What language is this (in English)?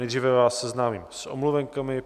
Czech